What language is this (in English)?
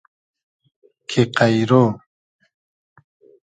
Hazaragi